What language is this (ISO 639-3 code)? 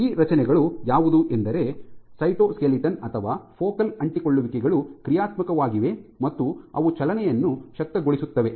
kan